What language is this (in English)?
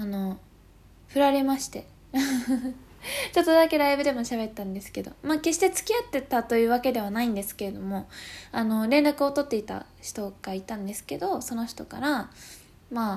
Japanese